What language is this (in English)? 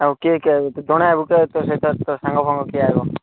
Odia